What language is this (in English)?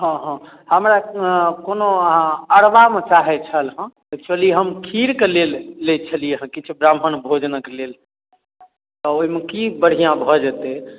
Maithili